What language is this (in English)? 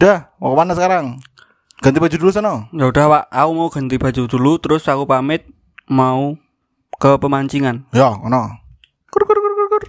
Indonesian